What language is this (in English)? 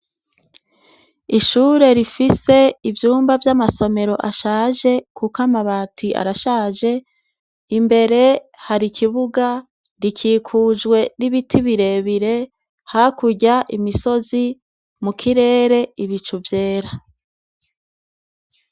Rundi